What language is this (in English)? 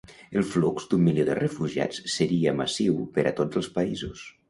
Catalan